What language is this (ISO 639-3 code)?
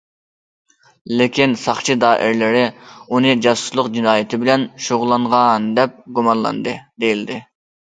uig